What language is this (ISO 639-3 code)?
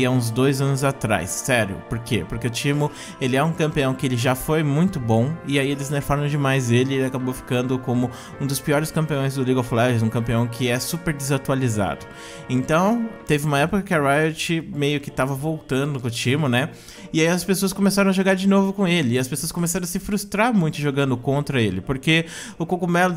por